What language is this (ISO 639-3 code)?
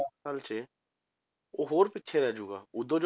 pan